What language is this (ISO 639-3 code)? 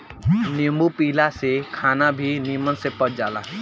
bho